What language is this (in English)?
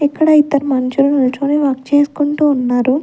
Telugu